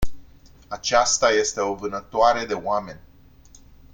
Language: Romanian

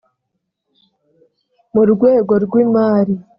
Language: Kinyarwanda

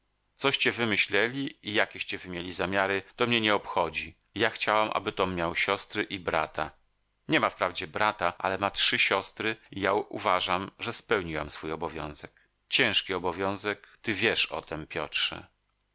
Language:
Polish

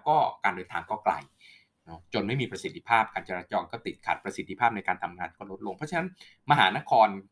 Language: Thai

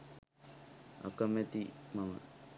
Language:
Sinhala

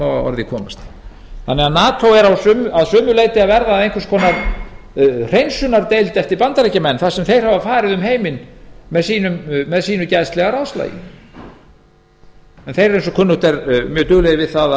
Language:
Icelandic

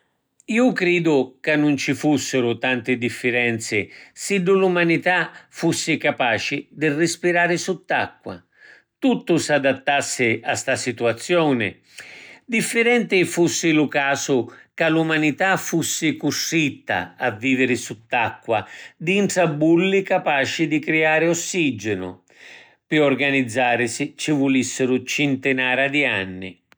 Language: Sicilian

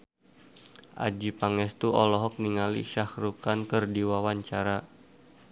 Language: Sundanese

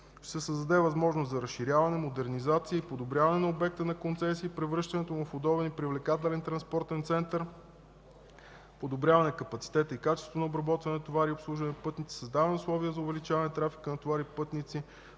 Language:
Bulgarian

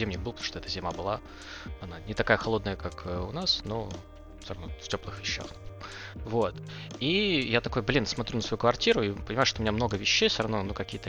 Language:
Russian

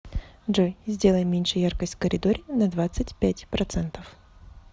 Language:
Russian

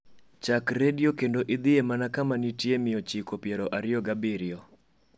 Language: Luo (Kenya and Tanzania)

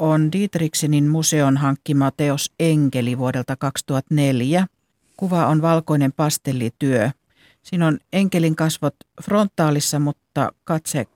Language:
Finnish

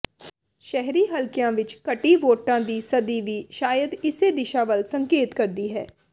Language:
Punjabi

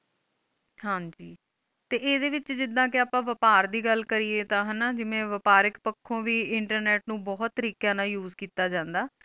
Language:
Punjabi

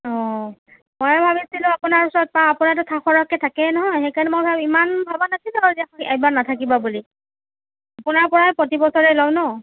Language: Assamese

